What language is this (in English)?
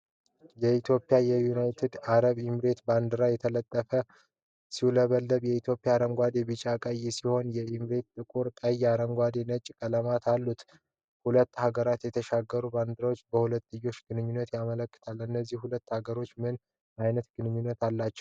Amharic